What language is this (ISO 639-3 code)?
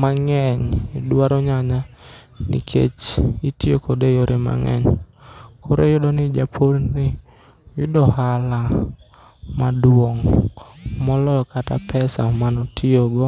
luo